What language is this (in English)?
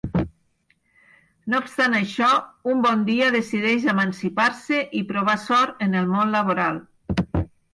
Catalan